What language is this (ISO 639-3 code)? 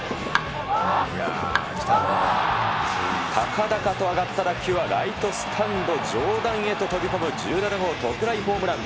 jpn